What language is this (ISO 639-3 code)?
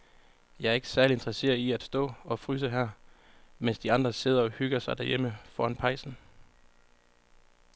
dan